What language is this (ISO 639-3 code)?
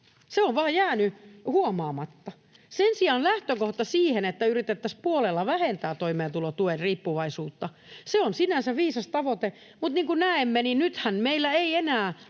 fin